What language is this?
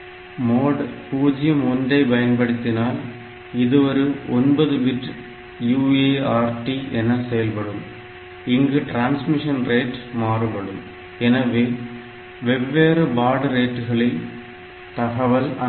Tamil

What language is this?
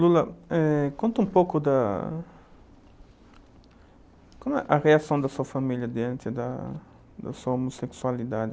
Portuguese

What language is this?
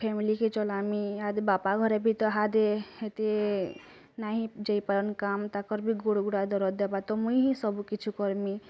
Odia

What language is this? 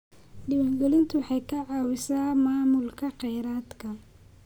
Somali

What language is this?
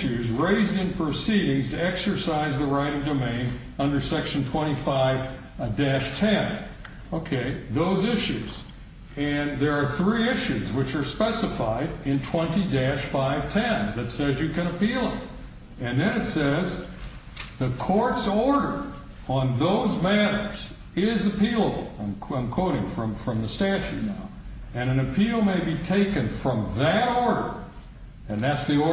English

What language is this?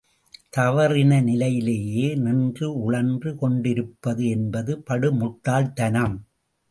Tamil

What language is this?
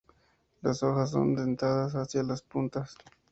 Spanish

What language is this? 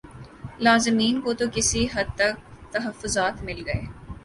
Urdu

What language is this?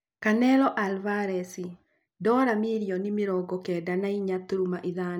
Kikuyu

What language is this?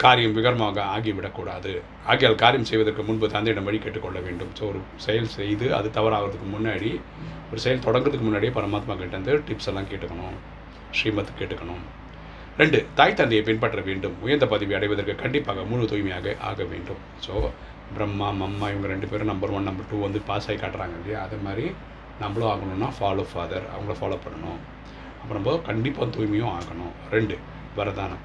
Tamil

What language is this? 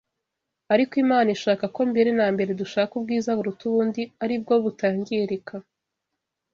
Kinyarwanda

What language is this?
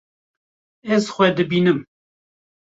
Kurdish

